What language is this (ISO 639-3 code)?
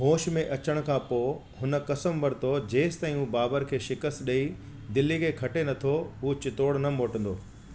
snd